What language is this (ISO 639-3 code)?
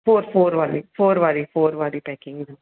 snd